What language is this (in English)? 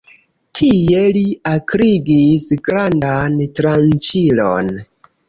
Esperanto